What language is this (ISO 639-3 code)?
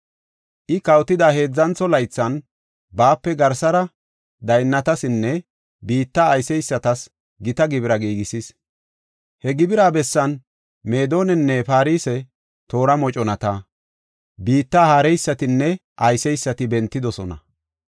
gof